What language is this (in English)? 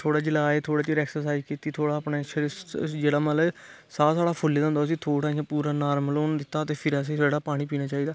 Dogri